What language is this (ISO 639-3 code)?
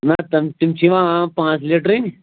kas